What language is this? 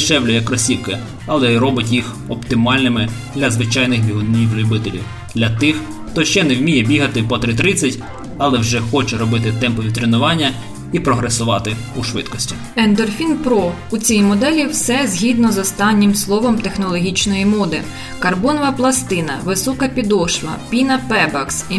Ukrainian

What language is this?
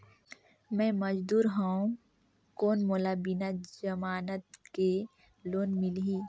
Chhattisgarhi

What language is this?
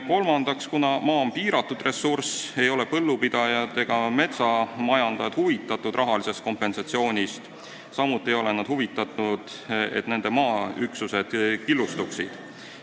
Estonian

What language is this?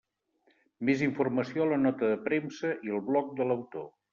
Catalan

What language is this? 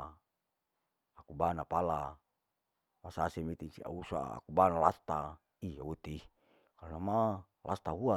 Larike-Wakasihu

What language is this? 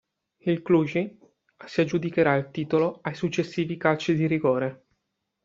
Italian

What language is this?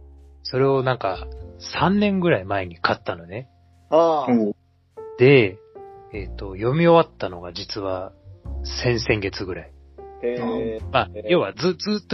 Japanese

